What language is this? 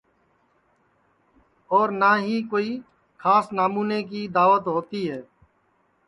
Sansi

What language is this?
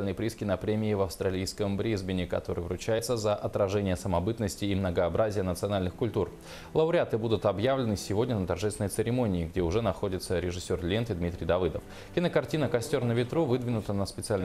Russian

